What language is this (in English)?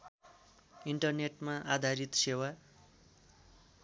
Nepali